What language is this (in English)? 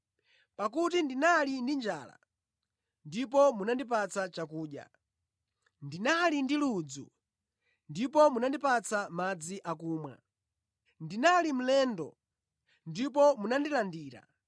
Nyanja